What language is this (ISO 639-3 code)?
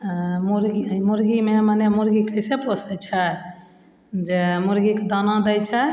mai